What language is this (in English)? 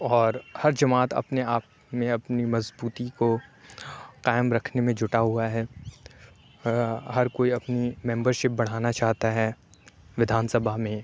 Urdu